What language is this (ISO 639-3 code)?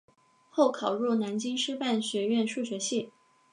zho